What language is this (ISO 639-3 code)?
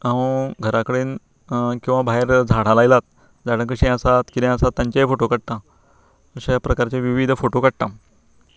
kok